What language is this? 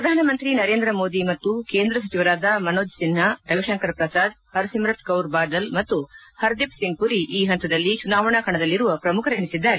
Kannada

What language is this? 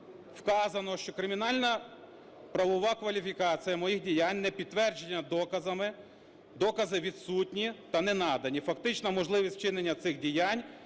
Ukrainian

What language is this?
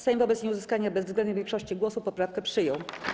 Polish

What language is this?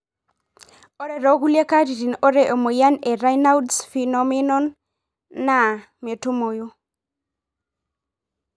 Masai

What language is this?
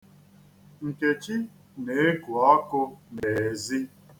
Igbo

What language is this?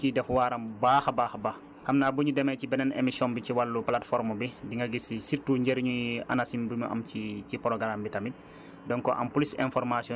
Wolof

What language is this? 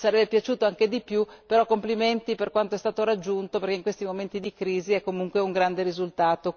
Italian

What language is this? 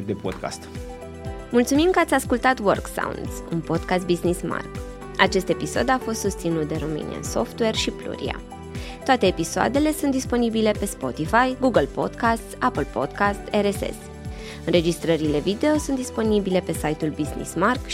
Romanian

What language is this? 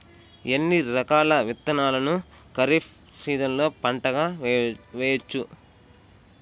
Telugu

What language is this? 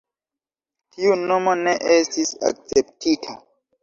Esperanto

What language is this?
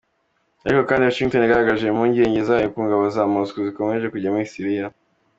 Kinyarwanda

